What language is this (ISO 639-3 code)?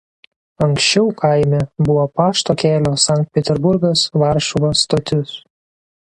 lit